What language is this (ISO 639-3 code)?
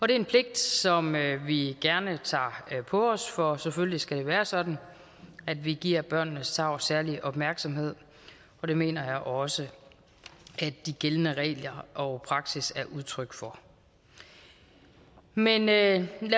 dan